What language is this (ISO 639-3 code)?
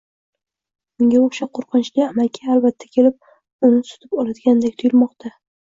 uzb